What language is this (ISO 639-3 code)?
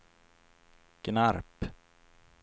swe